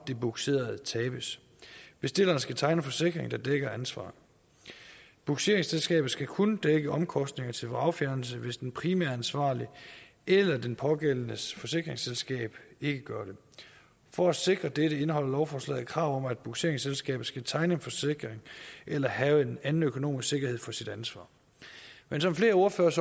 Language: Danish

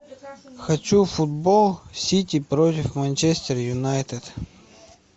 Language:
Russian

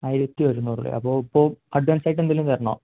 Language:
Malayalam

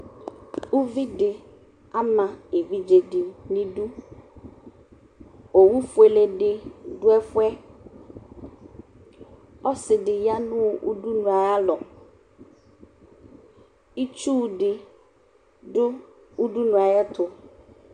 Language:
Ikposo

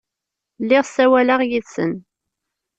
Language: Kabyle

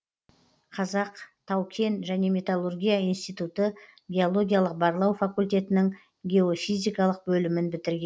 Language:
Kazakh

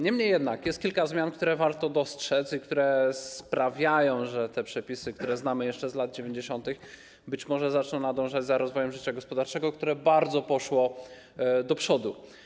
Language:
Polish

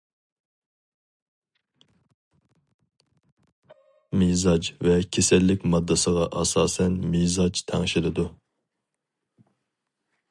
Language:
Uyghur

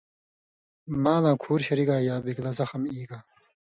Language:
Indus Kohistani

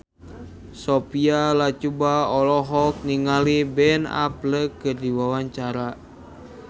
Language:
Sundanese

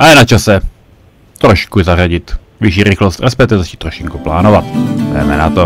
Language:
Czech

